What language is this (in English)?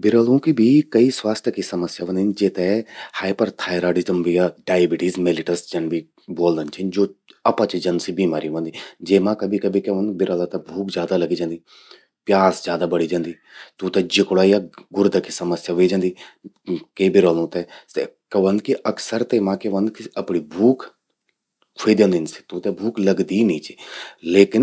Garhwali